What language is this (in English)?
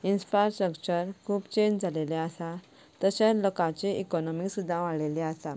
Konkani